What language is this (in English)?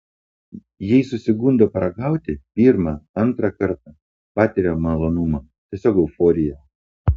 Lithuanian